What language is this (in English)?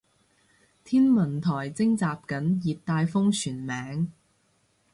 Cantonese